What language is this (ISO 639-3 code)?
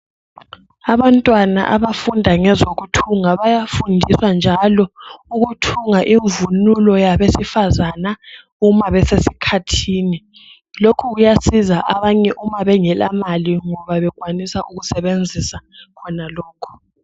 nde